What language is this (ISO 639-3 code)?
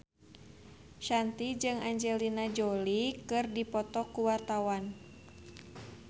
sun